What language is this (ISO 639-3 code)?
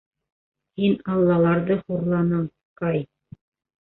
bak